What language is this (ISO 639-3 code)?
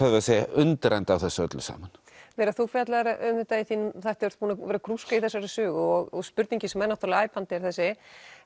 isl